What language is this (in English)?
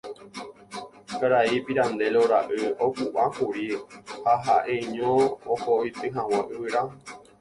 Guarani